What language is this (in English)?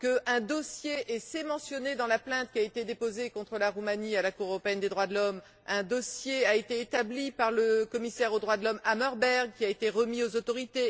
French